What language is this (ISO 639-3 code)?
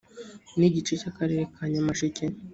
kin